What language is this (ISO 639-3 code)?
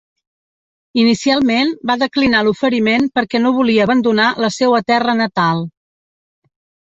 cat